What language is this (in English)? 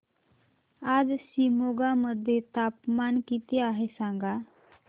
Marathi